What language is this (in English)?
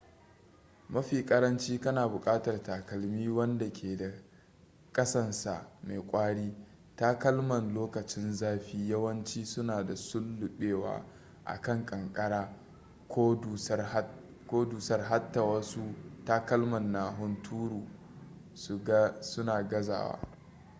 Hausa